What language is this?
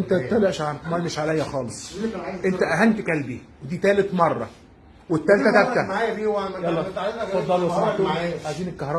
Arabic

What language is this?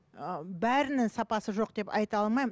Kazakh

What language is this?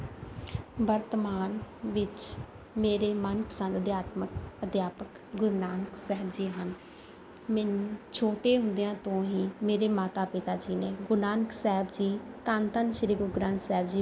Punjabi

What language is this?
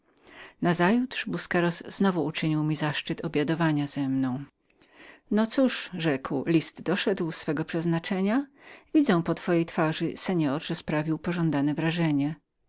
Polish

